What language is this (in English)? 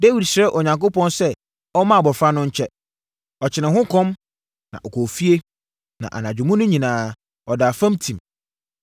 Akan